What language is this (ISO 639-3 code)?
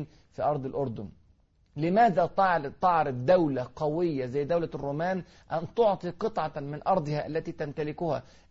ara